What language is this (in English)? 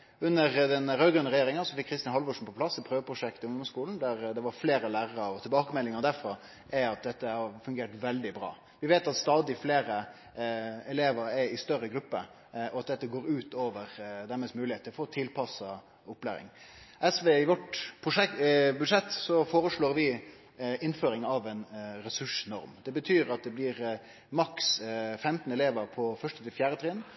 Norwegian Nynorsk